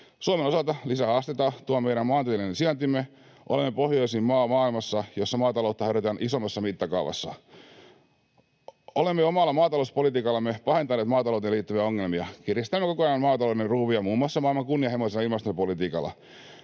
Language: Finnish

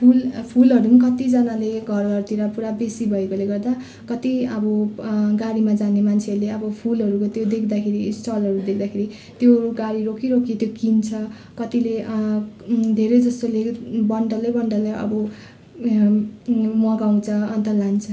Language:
Nepali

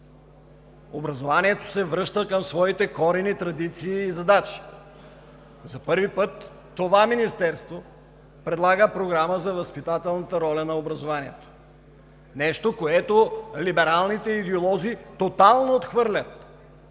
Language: Bulgarian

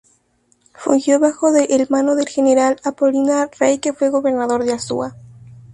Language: Spanish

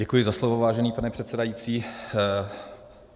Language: Czech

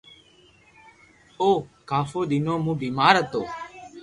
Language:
Loarki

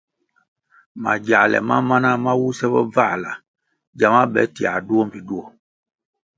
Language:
Kwasio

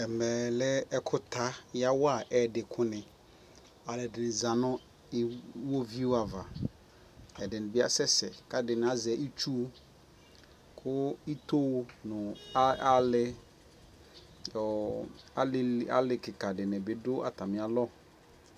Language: Ikposo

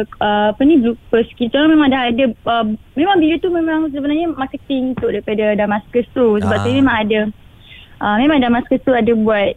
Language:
Malay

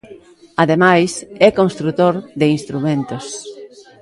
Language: Galician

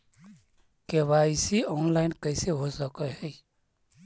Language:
Magahi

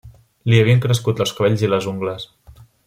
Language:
Catalan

